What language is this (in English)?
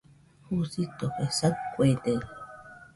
Nüpode Huitoto